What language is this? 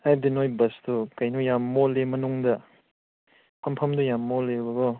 Manipuri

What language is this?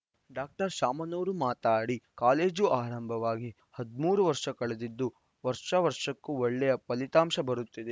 Kannada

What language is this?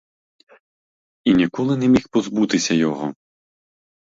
Ukrainian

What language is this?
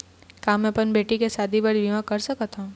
Chhattisgarhi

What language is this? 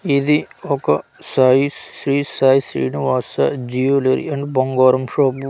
Telugu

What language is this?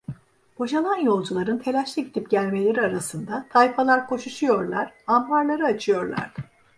Turkish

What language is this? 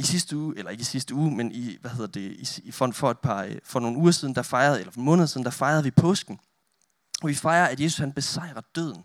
Danish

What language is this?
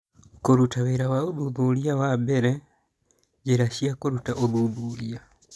Kikuyu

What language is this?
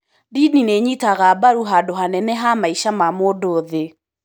Kikuyu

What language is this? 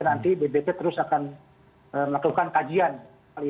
Indonesian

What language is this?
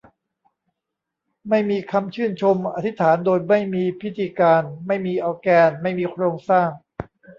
Thai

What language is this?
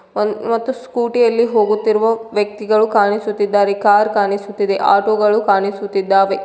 Kannada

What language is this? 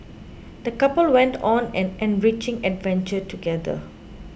English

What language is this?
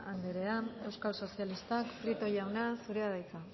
Basque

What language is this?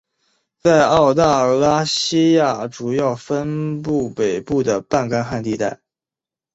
Chinese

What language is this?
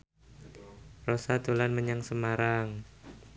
Javanese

